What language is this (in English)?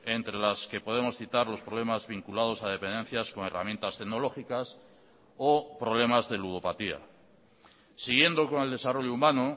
Spanish